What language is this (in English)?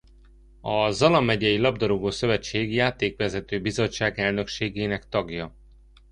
Hungarian